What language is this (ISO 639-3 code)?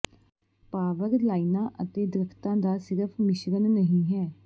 pan